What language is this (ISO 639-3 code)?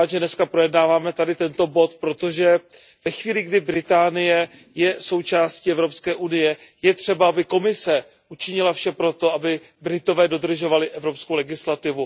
ces